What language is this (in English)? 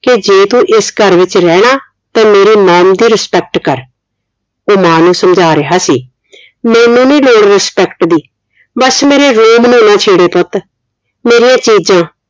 Punjabi